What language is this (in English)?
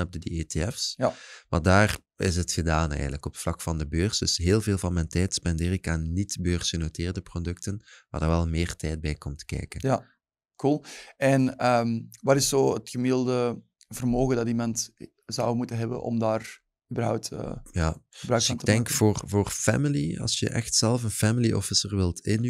Dutch